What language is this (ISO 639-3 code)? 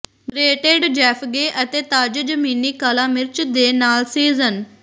pan